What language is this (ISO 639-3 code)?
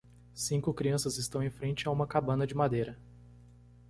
por